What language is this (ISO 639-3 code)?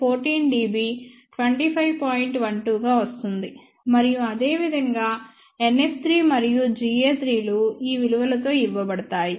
tel